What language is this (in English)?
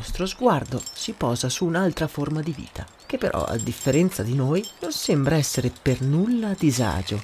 Italian